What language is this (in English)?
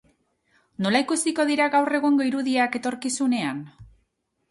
Basque